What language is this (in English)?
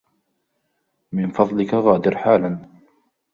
Arabic